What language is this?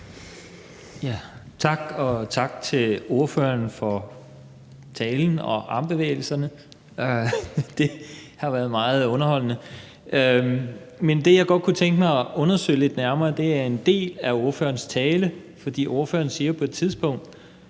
Danish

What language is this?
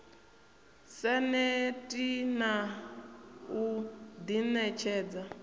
Venda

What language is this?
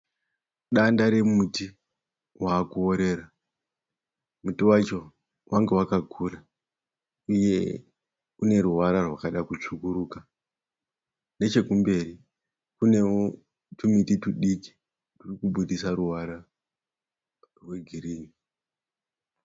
Shona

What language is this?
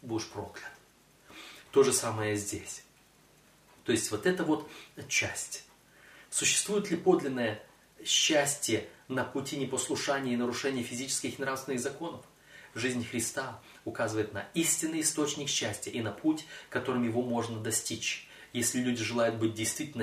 Russian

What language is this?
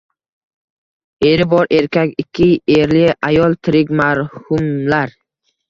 Uzbek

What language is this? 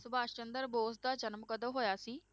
Punjabi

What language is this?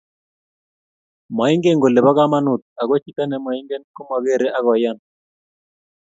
Kalenjin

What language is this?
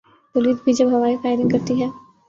Urdu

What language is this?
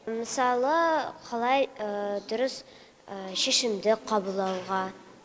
Kazakh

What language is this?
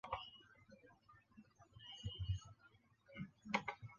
Chinese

